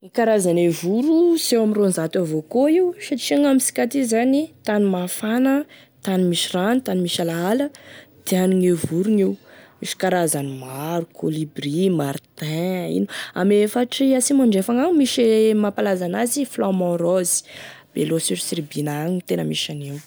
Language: Tesaka Malagasy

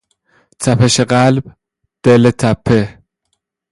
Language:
Persian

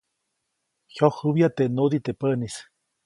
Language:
Copainalá Zoque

